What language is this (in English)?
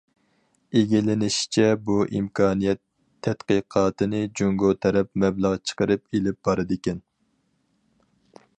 Uyghur